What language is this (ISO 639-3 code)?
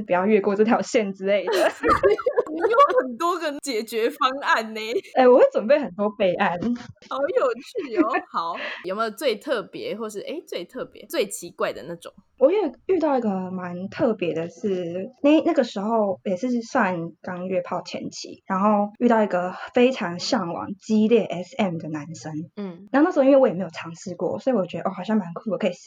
zho